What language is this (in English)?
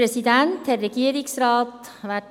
Swiss German